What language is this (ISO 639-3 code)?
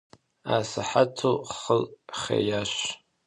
kbd